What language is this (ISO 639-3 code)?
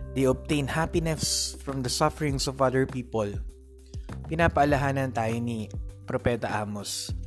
fil